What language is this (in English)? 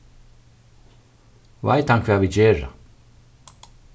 Faroese